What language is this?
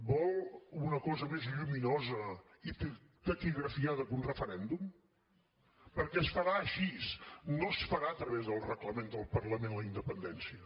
Catalan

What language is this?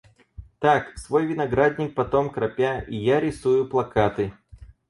Russian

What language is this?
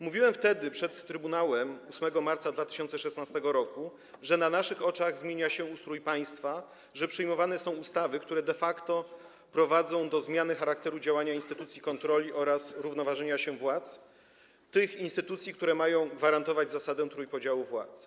Polish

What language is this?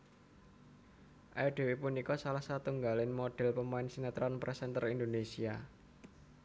Javanese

